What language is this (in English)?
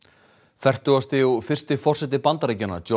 Icelandic